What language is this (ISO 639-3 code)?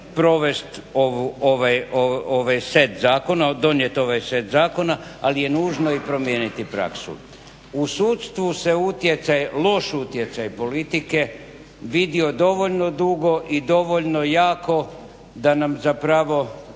hrv